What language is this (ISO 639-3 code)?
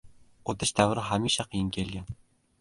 uzb